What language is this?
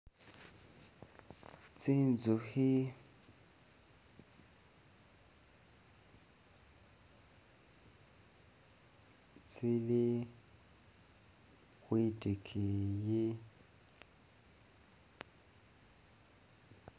Masaaba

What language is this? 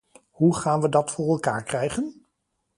Dutch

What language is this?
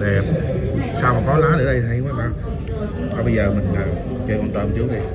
Vietnamese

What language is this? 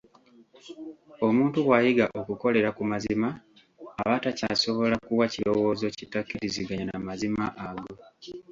Ganda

